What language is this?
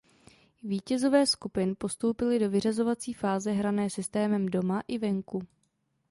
Czech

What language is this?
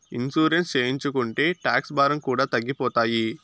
Telugu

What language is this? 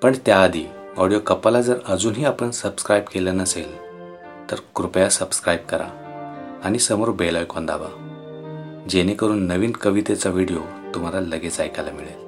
Marathi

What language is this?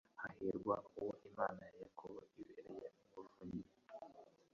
Kinyarwanda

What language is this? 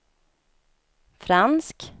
Swedish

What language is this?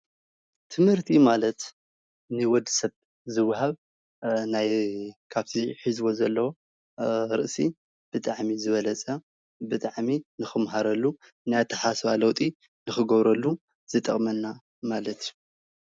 Tigrinya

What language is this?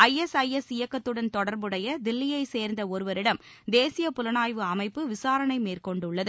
Tamil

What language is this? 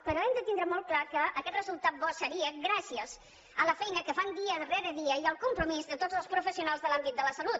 Catalan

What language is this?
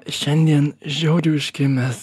Lithuanian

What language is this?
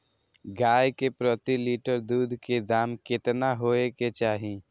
Maithili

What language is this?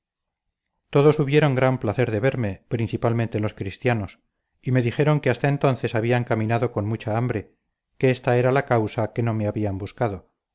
Spanish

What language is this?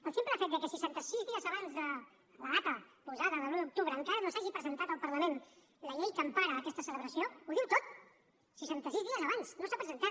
Catalan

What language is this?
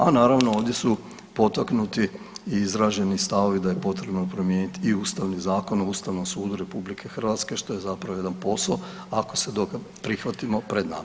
Croatian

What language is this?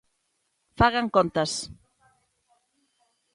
Galician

